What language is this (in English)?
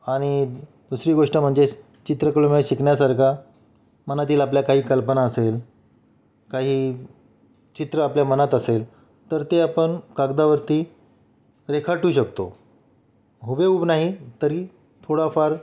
Marathi